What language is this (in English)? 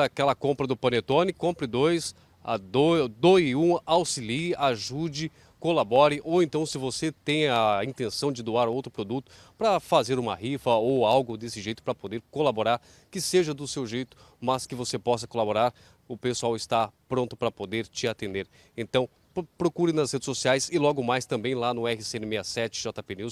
Portuguese